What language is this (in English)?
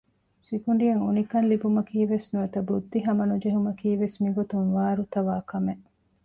Divehi